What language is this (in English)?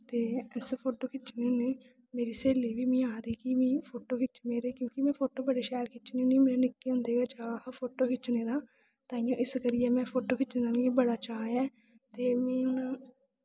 Dogri